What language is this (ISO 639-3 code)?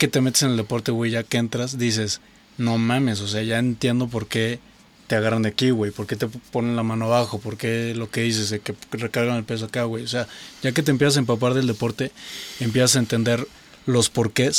spa